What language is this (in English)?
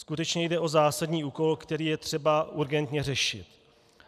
Czech